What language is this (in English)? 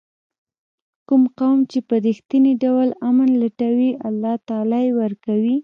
Pashto